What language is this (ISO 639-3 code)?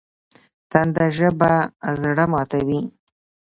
pus